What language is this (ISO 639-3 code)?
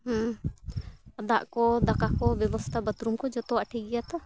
sat